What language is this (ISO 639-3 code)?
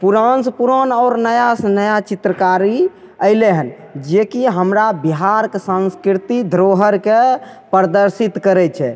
mai